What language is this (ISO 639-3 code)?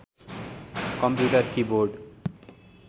nep